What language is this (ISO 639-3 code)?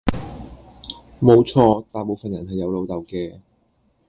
yue